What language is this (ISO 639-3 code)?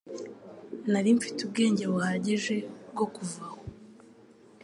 kin